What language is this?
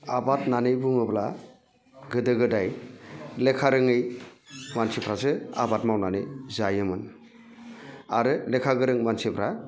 Bodo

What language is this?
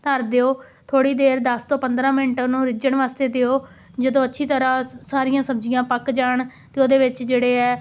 Punjabi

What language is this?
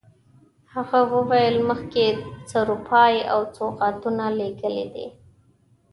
Pashto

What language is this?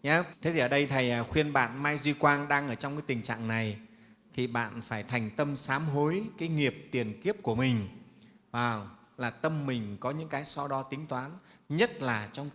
Vietnamese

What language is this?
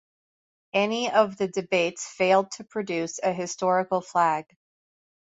English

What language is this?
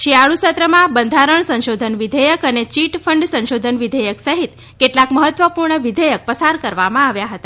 Gujarati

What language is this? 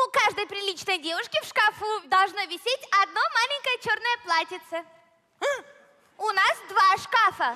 Russian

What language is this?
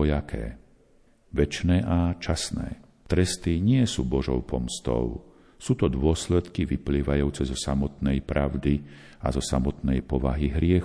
Slovak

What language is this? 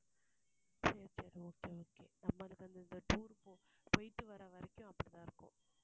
Tamil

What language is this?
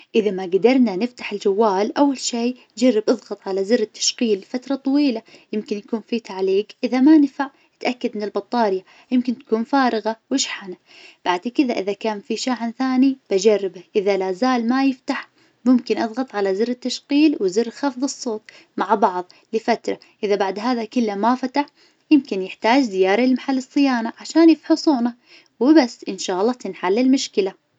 Najdi Arabic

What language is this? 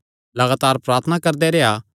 Kangri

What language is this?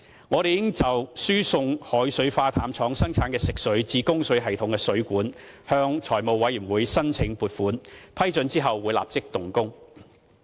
Cantonese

